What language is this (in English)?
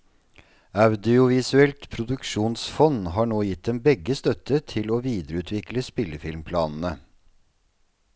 Norwegian